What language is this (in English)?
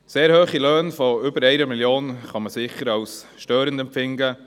Swiss German